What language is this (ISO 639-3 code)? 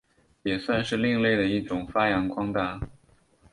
zho